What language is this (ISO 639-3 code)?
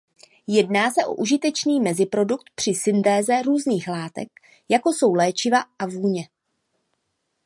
ces